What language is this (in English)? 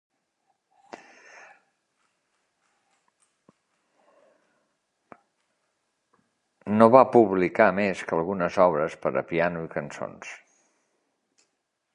Catalan